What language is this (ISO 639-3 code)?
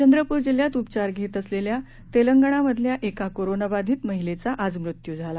mar